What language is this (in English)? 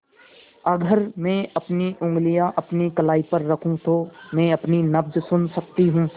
Hindi